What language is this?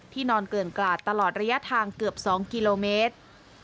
Thai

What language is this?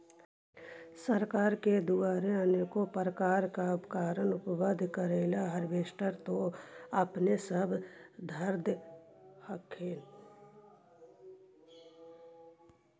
Magahi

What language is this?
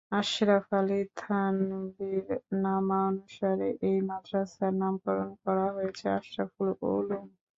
Bangla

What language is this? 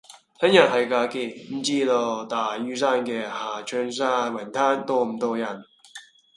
Cantonese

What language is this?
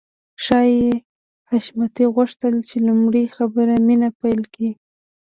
Pashto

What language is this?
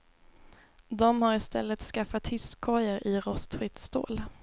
Swedish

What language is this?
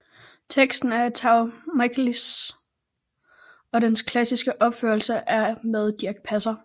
Danish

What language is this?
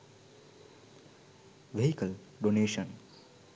Sinhala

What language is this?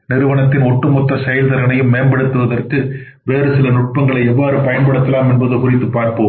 Tamil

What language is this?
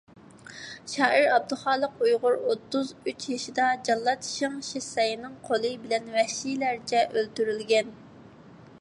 Uyghur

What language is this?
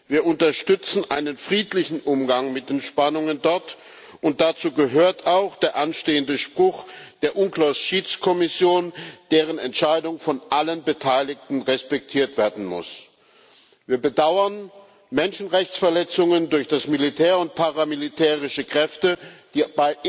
German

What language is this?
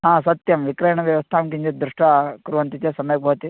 Sanskrit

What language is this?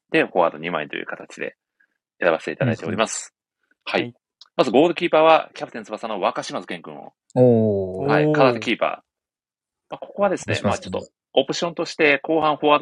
Japanese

